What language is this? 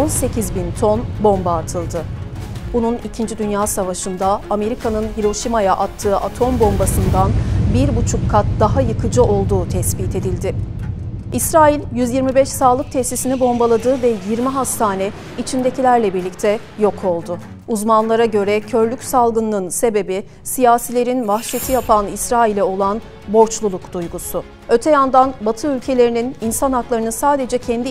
Turkish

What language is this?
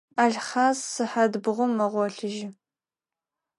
Adyghe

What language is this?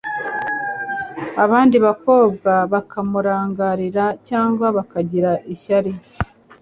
Kinyarwanda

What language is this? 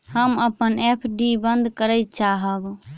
Maithili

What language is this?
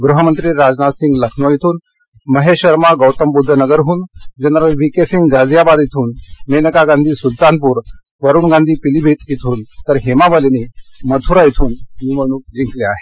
Marathi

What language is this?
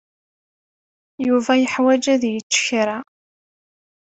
Kabyle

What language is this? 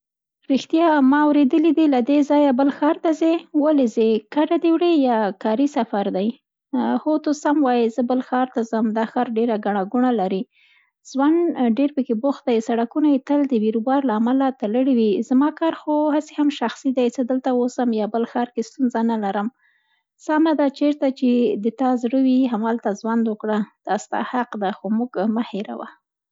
Central Pashto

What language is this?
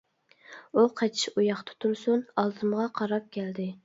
Uyghur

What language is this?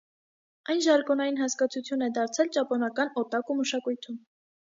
Armenian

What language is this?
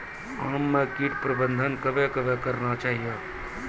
Maithili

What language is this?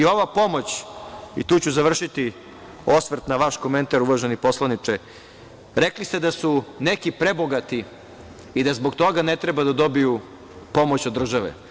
Serbian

